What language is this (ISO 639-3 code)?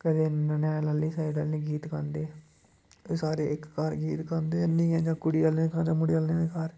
doi